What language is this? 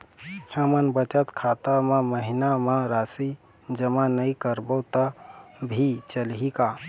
Chhattisgarhi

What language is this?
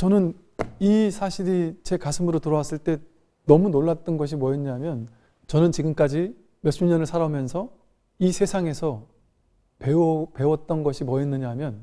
Korean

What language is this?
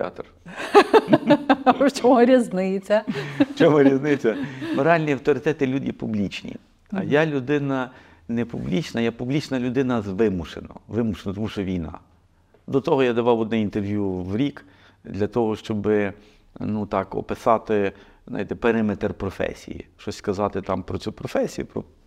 Ukrainian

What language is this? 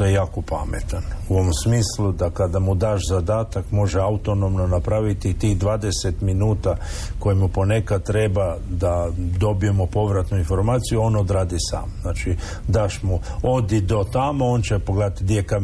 Croatian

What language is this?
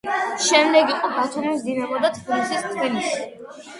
Georgian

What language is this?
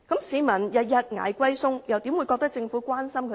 Cantonese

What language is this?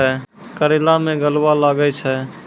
Maithili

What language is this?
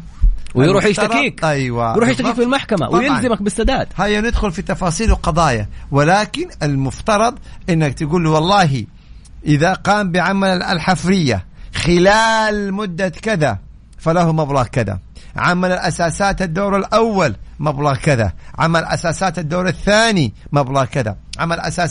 Arabic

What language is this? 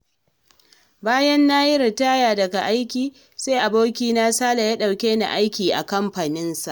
Hausa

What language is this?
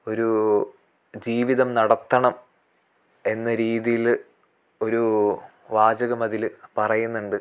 Malayalam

